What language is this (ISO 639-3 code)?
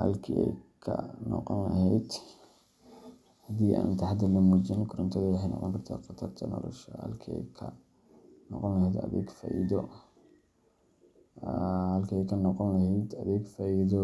som